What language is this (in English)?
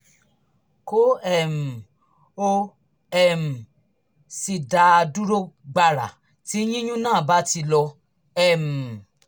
Yoruba